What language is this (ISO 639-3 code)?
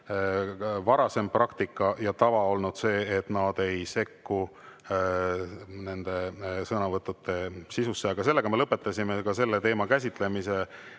est